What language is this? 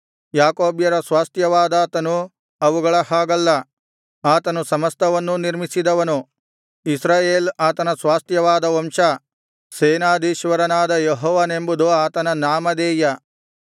Kannada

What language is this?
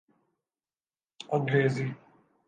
Urdu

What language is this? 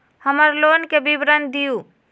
Magahi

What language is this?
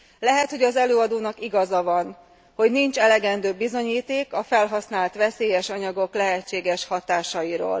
Hungarian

